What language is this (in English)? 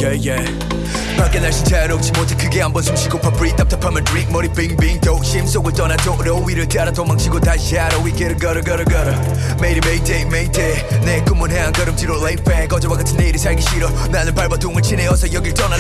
Japanese